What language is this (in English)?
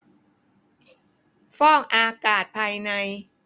Thai